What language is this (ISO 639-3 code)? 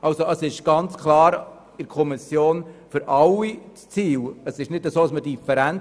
gsw